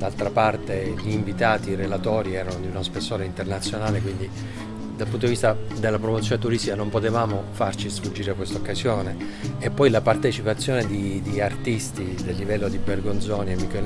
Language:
Italian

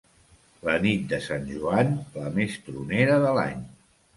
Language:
Catalan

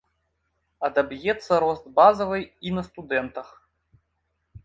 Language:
Belarusian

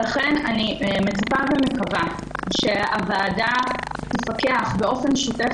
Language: Hebrew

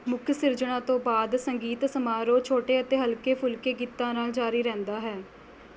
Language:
Punjabi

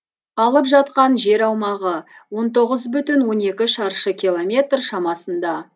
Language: Kazakh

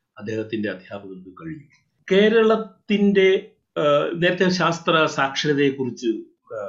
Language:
Malayalam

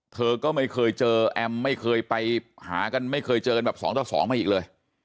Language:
Thai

